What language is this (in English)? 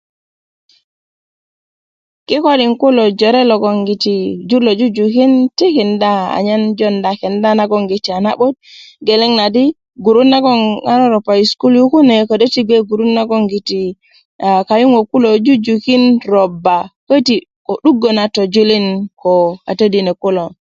Kuku